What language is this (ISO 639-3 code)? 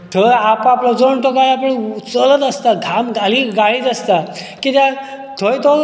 kok